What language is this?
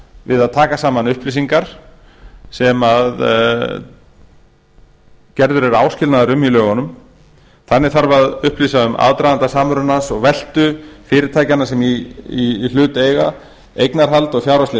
Icelandic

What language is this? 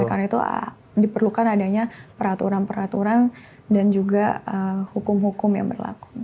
Indonesian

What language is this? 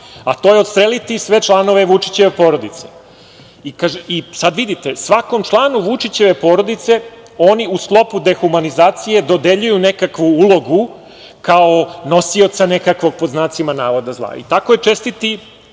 Serbian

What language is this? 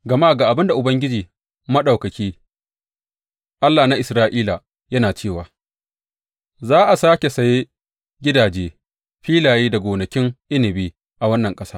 Hausa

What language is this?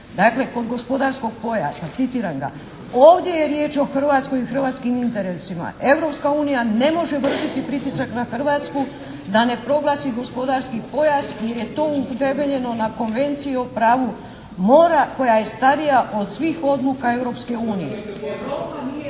Croatian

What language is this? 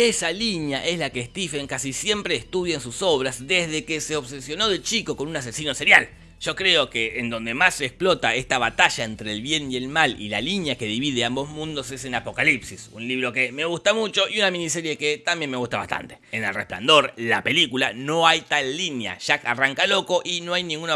Spanish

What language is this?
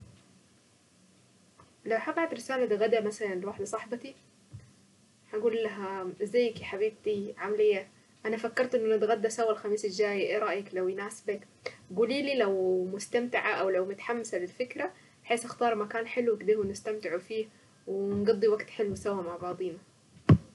Saidi Arabic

